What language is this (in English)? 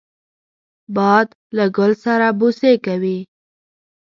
Pashto